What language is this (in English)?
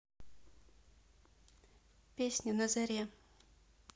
Russian